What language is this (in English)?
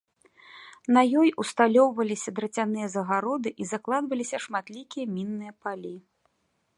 Belarusian